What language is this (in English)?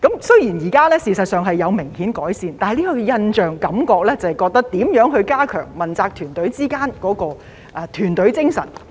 Cantonese